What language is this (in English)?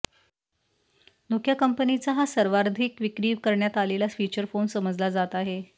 Marathi